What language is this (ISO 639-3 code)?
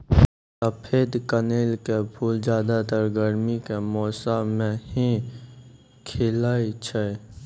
mai